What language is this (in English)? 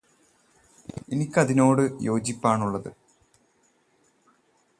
Malayalam